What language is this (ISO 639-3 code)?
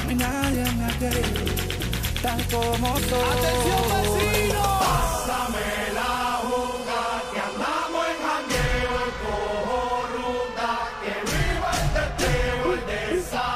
spa